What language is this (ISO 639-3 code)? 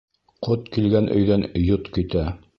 bak